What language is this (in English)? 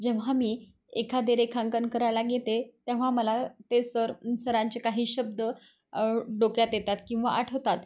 Marathi